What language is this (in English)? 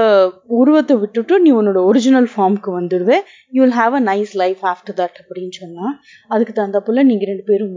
Tamil